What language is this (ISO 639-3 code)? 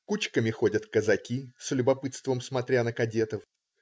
rus